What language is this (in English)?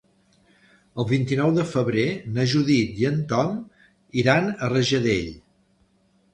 Catalan